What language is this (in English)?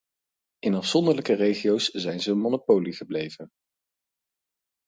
Dutch